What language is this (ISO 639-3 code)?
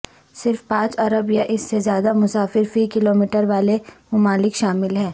urd